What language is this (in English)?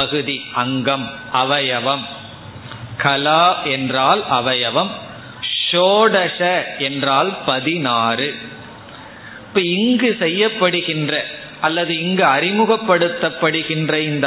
Tamil